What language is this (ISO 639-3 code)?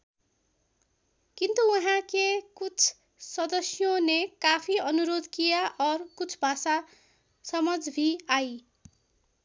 nep